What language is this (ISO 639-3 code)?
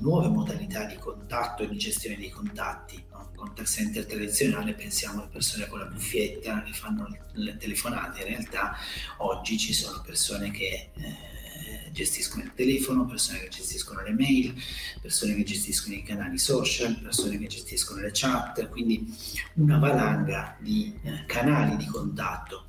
ita